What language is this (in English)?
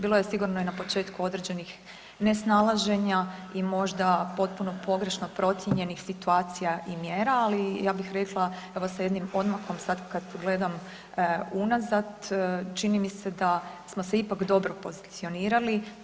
Croatian